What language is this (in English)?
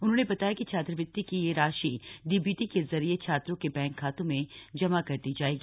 Hindi